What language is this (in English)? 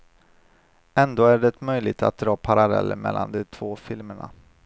Swedish